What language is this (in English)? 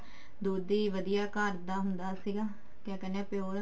Punjabi